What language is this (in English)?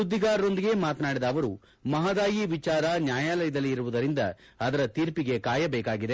Kannada